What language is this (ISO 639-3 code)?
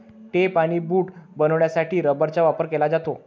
mar